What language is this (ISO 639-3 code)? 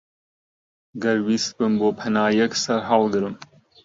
ckb